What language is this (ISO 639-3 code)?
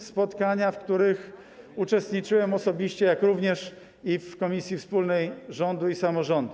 pol